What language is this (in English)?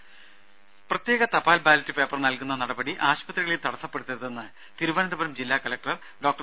Malayalam